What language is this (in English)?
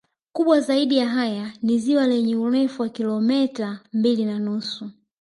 Swahili